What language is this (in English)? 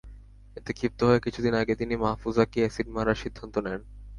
Bangla